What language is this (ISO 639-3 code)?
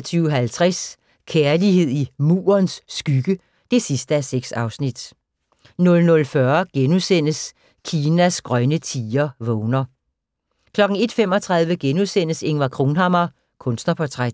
dan